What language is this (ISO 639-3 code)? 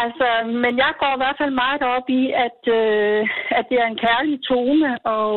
dan